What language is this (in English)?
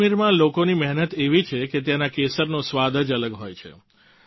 Gujarati